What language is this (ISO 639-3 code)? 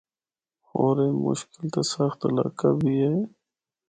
hno